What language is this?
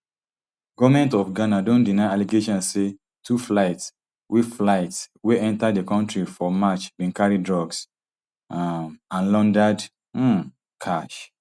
Nigerian Pidgin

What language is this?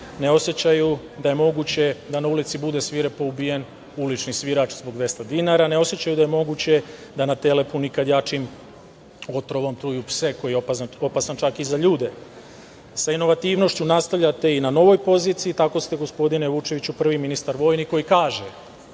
Serbian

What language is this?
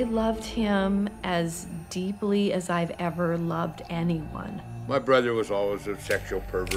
Greek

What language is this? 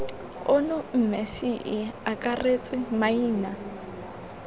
Tswana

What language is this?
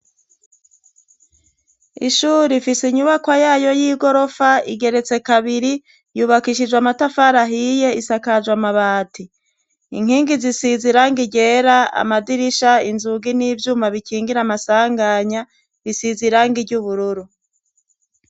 Rundi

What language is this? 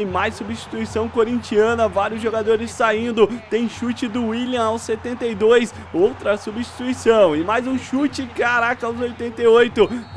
Portuguese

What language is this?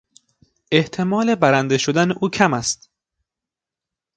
Persian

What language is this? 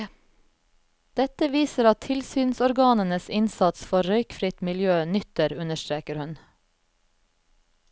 Norwegian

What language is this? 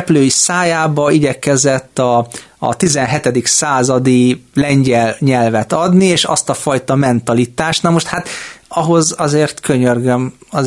Hungarian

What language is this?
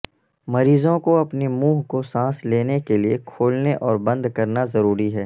Urdu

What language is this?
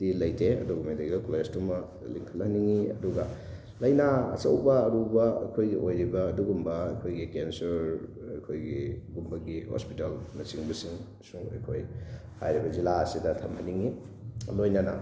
Manipuri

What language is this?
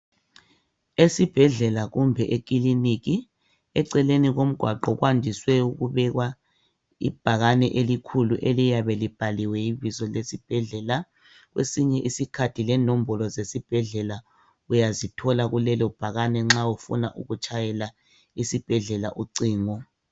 North Ndebele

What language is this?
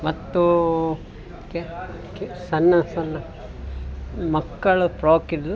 Kannada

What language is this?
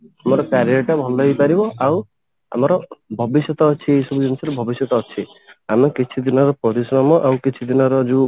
Odia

